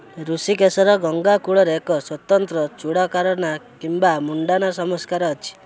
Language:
Odia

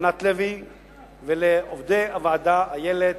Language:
Hebrew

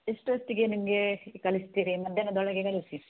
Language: Kannada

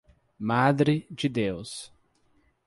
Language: Portuguese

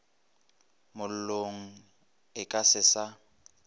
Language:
Northern Sotho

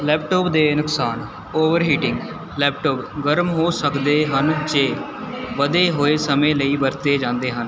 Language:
Punjabi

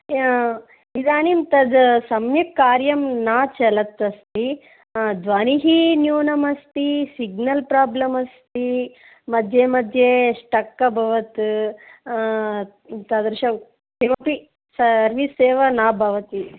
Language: Sanskrit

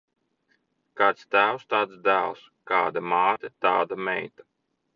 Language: Latvian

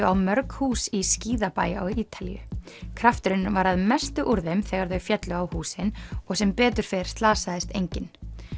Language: Icelandic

